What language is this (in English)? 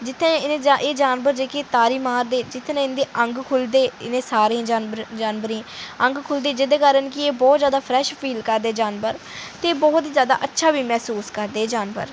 Dogri